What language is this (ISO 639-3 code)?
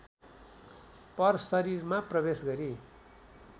nep